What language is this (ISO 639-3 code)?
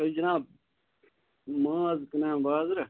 kas